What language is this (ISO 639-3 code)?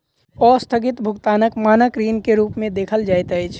mai